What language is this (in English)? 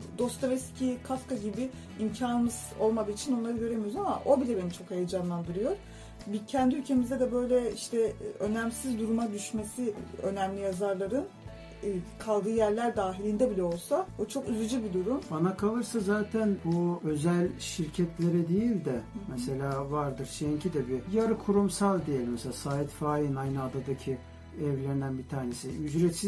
Turkish